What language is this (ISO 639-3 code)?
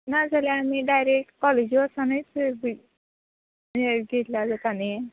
kok